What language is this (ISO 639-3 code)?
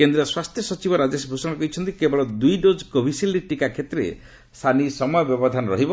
ori